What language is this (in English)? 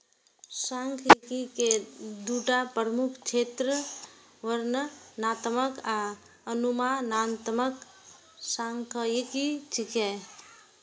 Maithili